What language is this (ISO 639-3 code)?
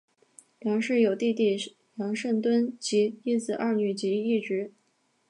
zho